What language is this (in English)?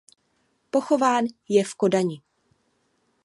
Czech